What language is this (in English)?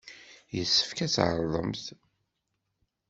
Kabyle